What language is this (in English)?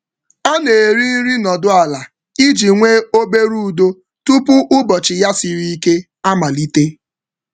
Igbo